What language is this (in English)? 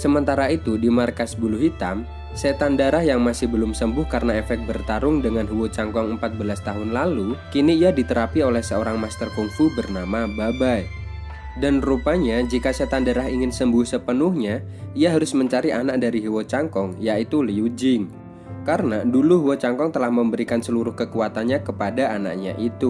Indonesian